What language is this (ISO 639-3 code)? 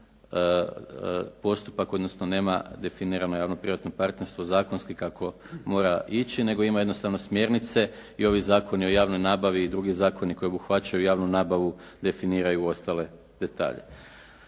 hrv